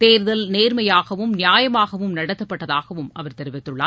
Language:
Tamil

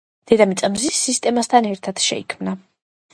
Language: Georgian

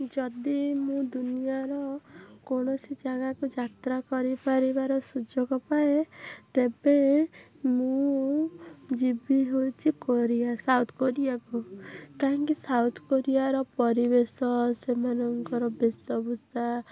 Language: Odia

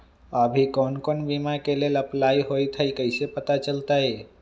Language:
Magahi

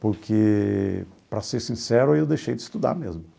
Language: Portuguese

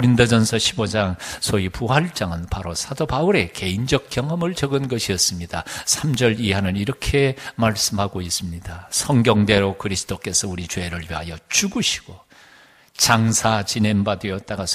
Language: Korean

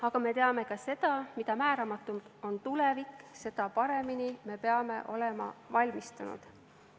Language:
Estonian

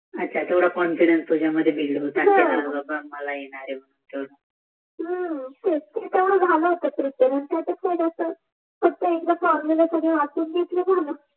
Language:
Marathi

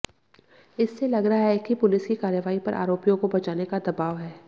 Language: Hindi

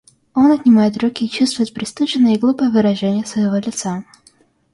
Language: Russian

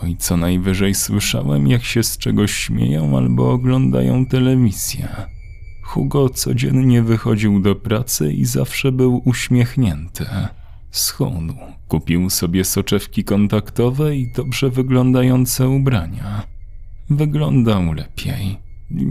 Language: Polish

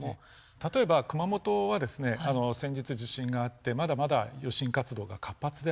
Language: Japanese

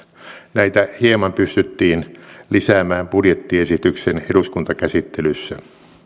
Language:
Finnish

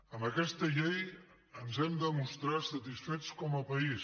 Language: Catalan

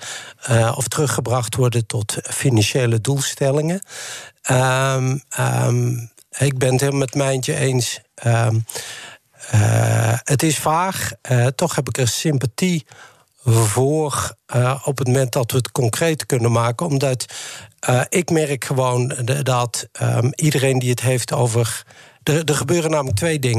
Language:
Dutch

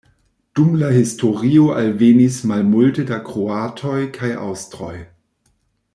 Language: Esperanto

